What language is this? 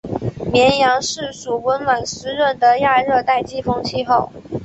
Chinese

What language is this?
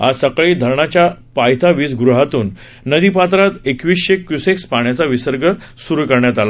Marathi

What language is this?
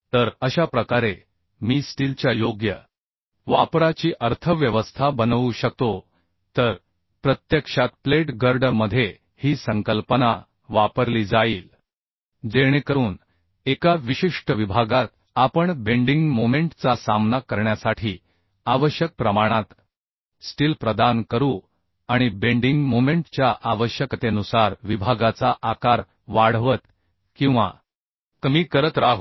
Marathi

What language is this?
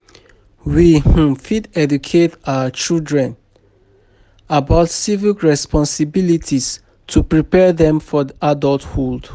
Nigerian Pidgin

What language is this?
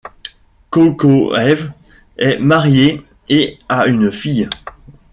French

